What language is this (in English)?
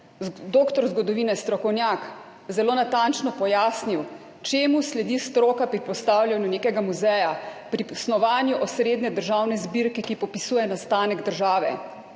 Slovenian